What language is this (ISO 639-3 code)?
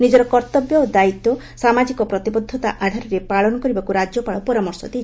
ori